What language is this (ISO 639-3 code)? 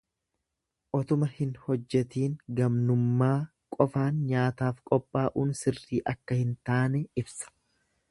orm